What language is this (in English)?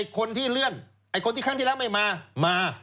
Thai